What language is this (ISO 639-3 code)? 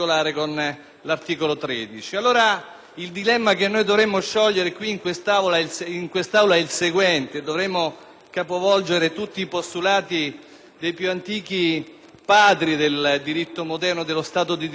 ita